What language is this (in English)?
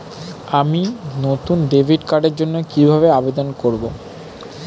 Bangla